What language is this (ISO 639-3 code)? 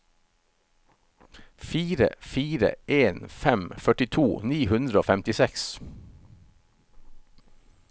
nor